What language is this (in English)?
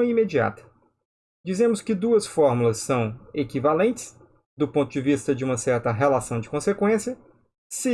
Portuguese